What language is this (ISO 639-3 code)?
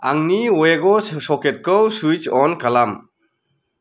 brx